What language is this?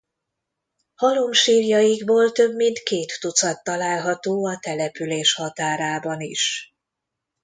Hungarian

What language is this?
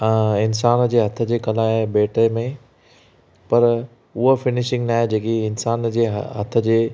Sindhi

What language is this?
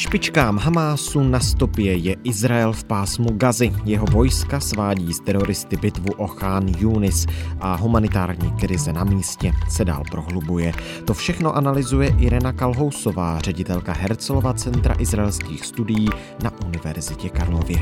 Czech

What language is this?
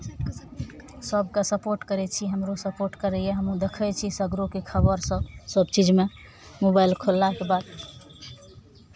Maithili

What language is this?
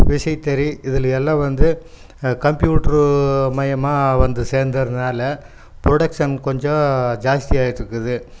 Tamil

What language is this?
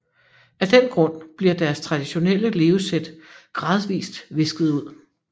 Danish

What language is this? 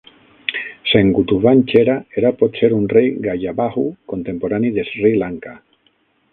Catalan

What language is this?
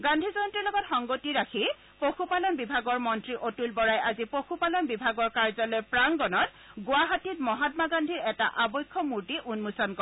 Assamese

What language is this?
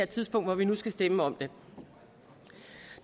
Danish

